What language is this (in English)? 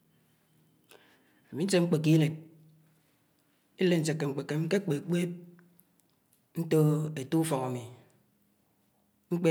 Anaang